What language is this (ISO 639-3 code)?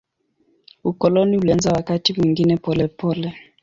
swa